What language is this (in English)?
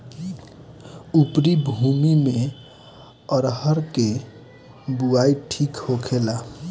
Bhojpuri